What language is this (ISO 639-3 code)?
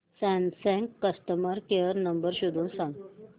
mar